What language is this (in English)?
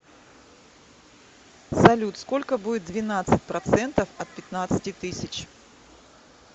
Russian